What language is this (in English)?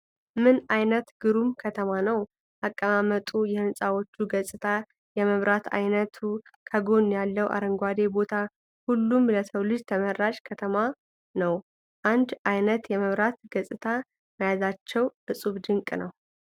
Amharic